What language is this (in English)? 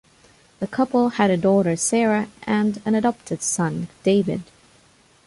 English